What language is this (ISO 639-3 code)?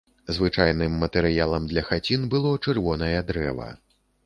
bel